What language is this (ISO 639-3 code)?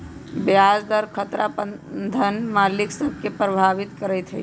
mag